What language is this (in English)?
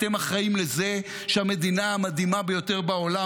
Hebrew